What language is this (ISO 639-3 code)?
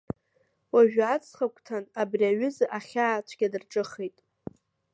abk